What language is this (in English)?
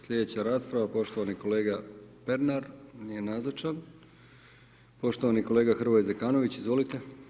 Croatian